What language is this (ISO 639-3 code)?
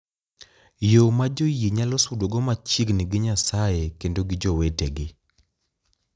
luo